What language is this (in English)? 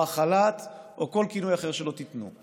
Hebrew